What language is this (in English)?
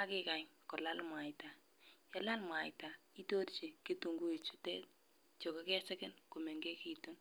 Kalenjin